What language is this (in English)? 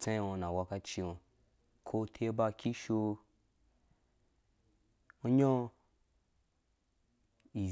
Dũya